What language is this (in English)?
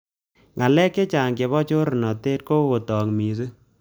Kalenjin